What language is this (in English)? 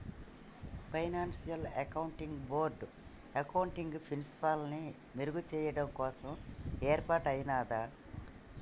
Telugu